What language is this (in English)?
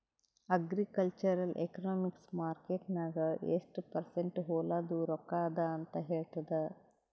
Kannada